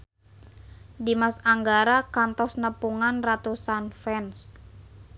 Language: Sundanese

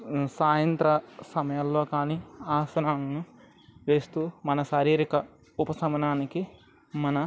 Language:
Telugu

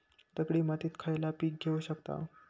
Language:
Marathi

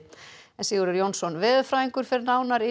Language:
Icelandic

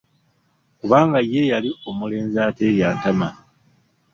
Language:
Ganda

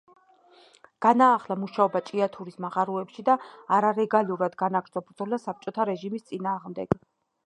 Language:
Georgian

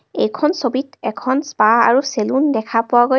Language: Assamese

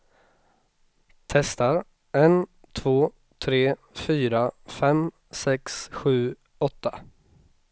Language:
Swedish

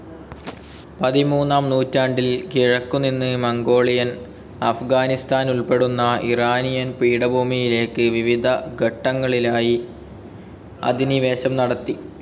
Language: Malayalam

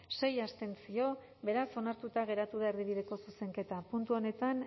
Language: Basque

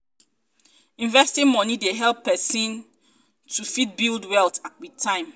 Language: Nigerian Pidgin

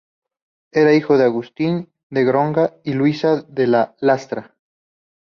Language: Spanish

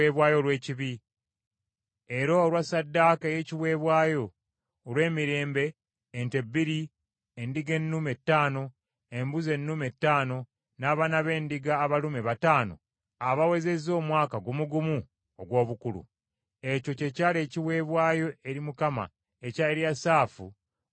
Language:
Ganda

